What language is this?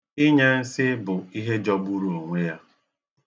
Igbo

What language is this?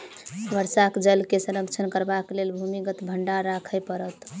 Maithili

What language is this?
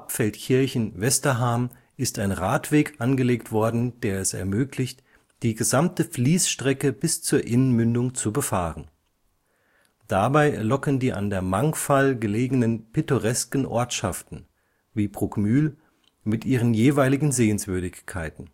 German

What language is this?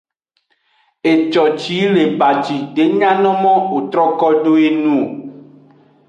Aja (Benin)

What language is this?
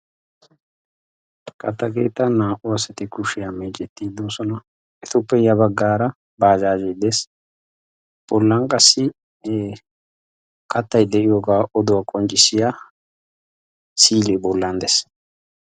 Wolaytta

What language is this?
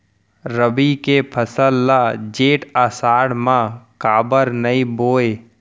Chhattisgarhi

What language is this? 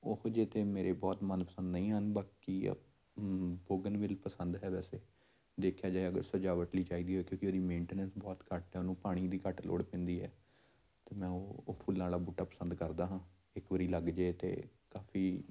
Punjabi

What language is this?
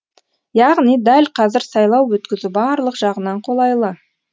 Kazakh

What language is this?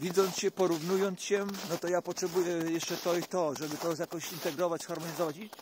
Polish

